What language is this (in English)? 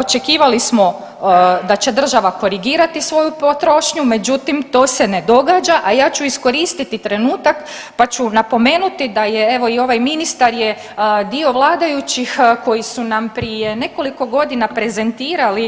Croatian